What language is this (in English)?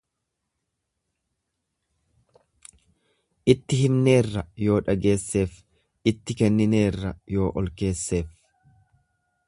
Oromo